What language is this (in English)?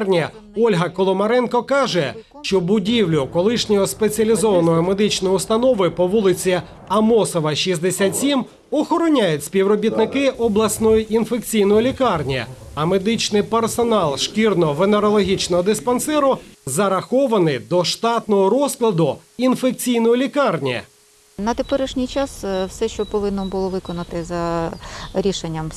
Ukrainian